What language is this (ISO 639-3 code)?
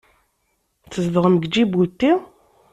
kab